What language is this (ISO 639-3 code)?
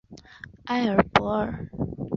zho